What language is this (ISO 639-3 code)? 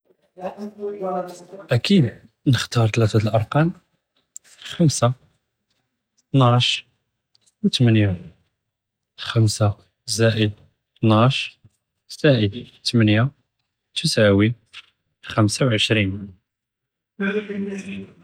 jrb